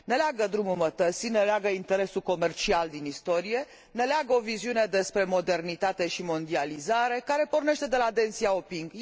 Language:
Romanian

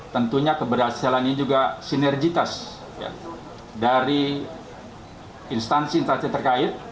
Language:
Indonesian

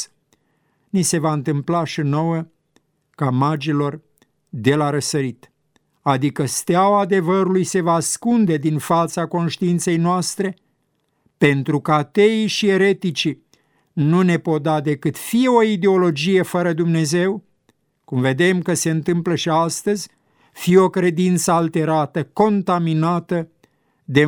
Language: Romanian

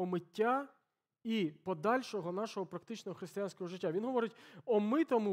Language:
Ukrainian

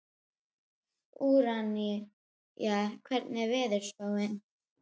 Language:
Icelandic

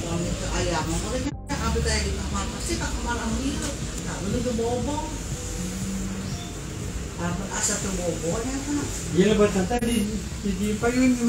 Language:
Indonesian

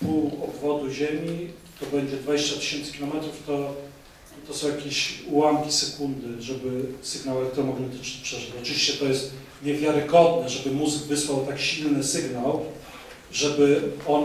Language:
Polish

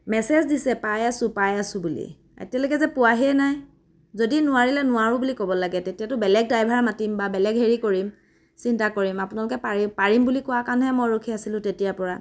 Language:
Assamese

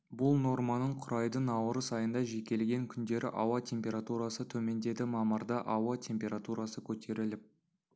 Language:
Kazakh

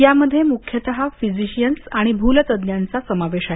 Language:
Marathi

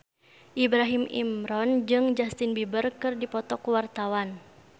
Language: Sundanese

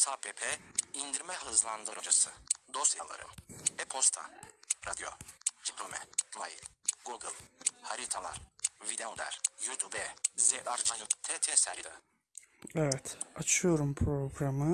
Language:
Turkish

